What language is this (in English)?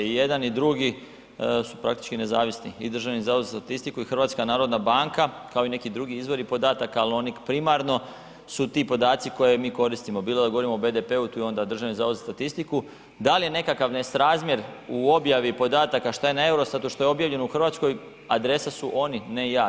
Croatian